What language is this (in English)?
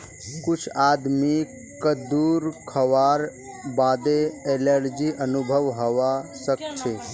Magahi